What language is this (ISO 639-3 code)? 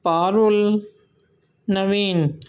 urd